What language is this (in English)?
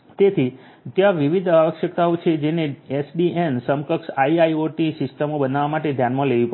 Gujarati